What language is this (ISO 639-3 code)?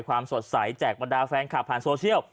tha